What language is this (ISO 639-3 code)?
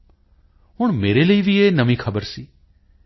pan